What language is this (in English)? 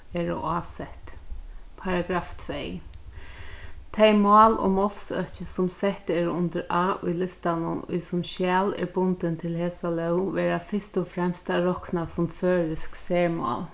Faroese